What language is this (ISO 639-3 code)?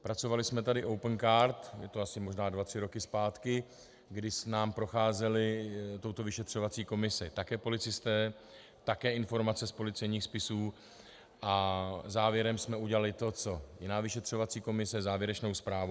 ces